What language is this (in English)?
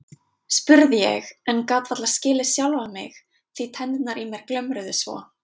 Icelandic